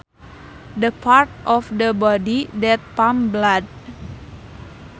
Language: Sundanese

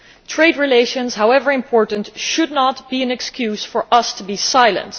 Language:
English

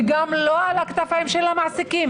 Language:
Hebrew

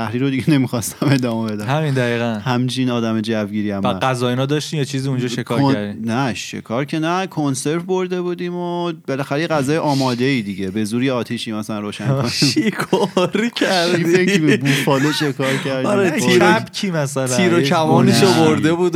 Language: Persian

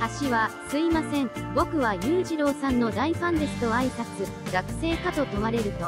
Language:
Japanese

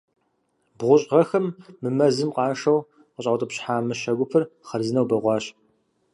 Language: Kabardian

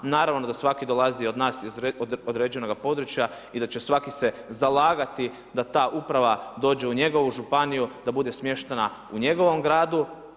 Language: Croatian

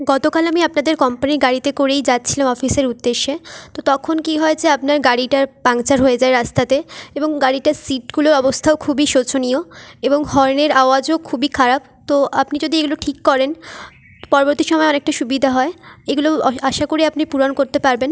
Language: Bangla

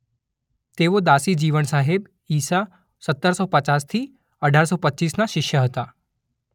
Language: Gujarati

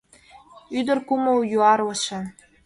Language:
Mari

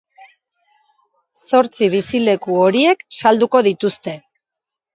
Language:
Basque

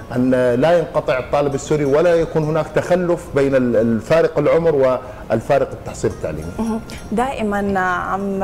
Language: Arabic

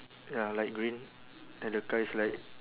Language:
English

